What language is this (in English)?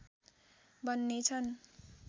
Nepali